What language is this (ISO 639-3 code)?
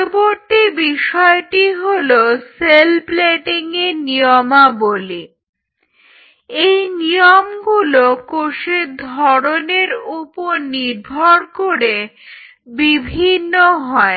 ben